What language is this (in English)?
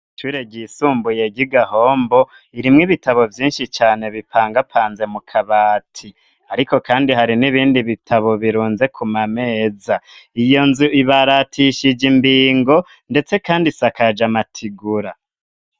Rundi